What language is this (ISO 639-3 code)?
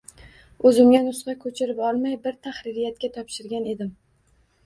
uzb